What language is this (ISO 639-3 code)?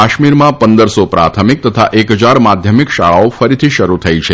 guj